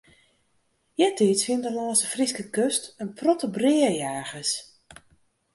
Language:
Western Frisian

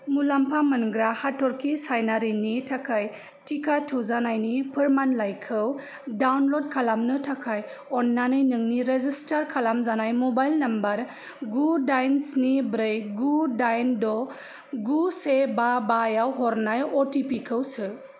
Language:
Bodo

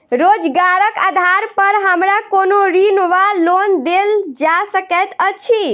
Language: Maithili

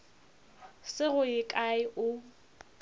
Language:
Northern Sotho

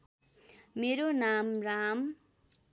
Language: Nepali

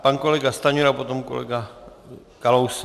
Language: Czech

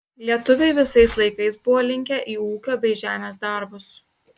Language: Lithuanian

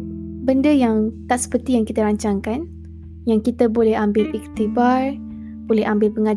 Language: Malay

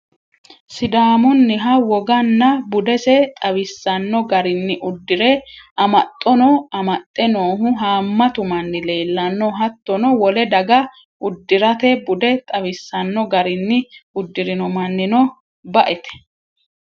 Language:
Sidamo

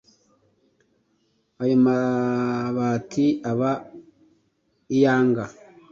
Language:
Kinyarwanda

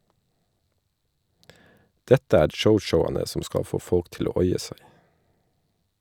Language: Norwegian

